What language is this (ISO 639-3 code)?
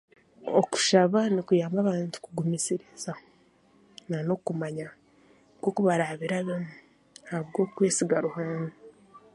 cgg